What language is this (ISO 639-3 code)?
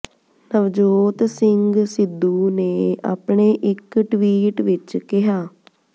pan